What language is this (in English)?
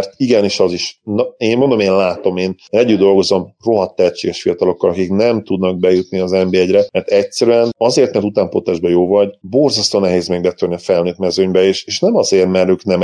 Hungarian